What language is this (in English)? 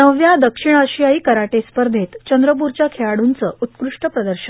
Marathi